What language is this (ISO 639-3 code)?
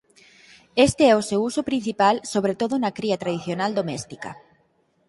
glg